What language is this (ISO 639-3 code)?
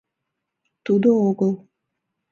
chm